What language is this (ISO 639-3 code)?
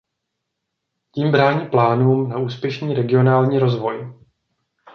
ces